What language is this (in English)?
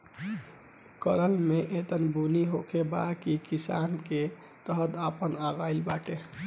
Bhojpuri